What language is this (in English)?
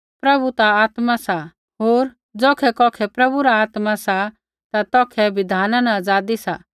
Kullu Pahari